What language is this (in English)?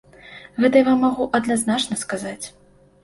Belarusian